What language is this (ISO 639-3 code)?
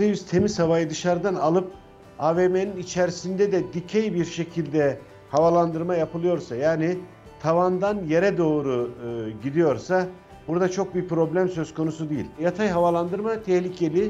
tur